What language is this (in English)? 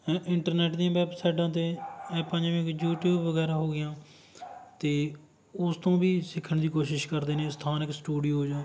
Punjabi